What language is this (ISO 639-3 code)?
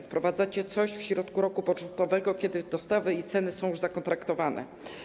pol